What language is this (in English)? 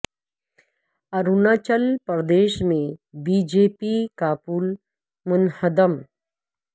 Urdu